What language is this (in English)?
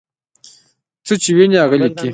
Pashto